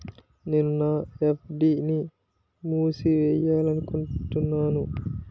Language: Telugu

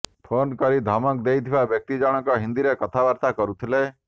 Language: Odia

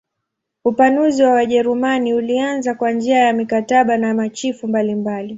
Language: Swahili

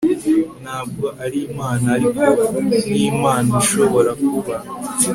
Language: Kinyarwanda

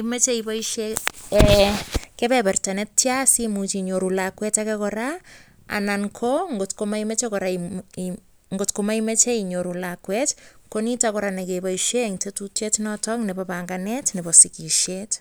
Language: Kalenjin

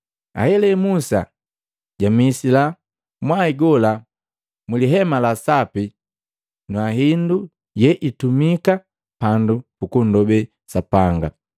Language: Matengo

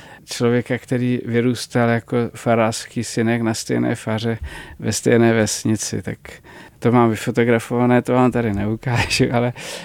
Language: Czech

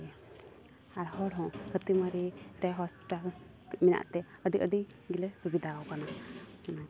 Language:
Santali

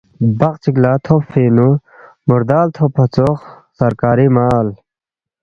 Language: Balti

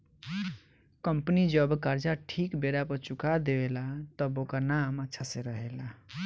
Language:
Bhojpuri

